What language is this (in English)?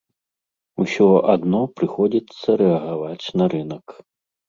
Belarusian